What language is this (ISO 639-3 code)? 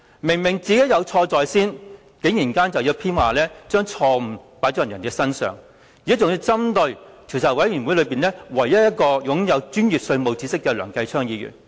yue